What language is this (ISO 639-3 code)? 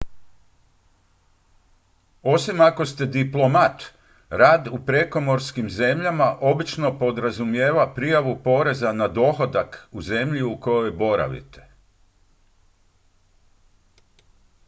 hrv